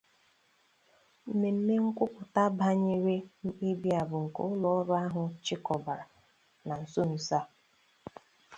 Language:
Igbo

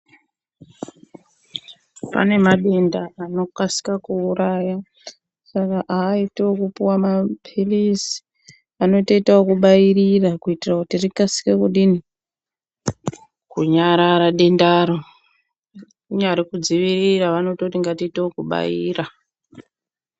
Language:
Ndau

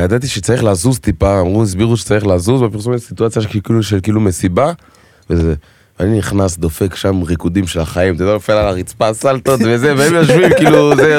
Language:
Hebrew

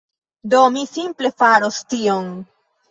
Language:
Esperanto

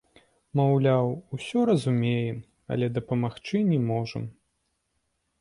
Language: Belarusian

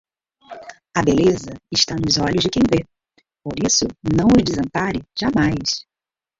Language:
Portuguese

